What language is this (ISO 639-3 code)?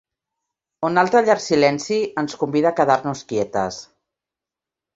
cat